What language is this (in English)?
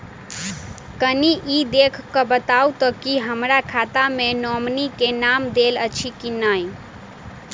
Maithili